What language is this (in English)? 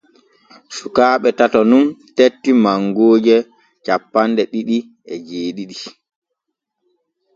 Borgu Fulfulde